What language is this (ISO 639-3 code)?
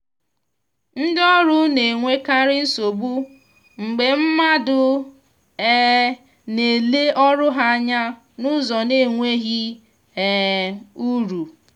ibo